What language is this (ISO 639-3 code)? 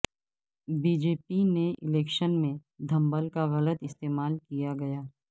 urd